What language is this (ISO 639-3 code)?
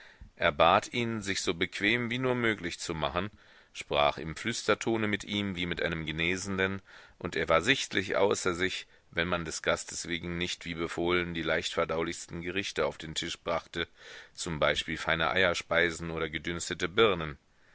deu